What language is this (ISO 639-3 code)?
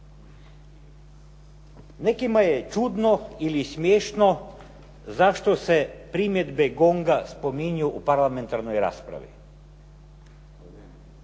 hrv